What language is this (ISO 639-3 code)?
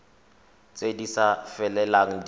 tsn